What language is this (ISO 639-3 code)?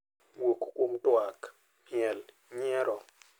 luo